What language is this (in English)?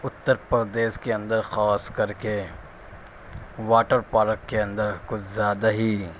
Urdu